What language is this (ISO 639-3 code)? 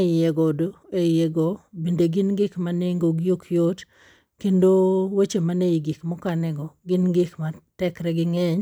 luo